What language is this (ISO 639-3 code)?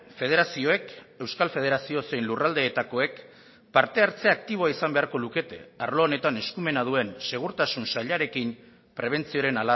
eus